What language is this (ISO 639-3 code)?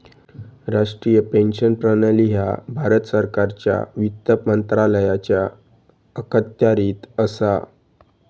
mar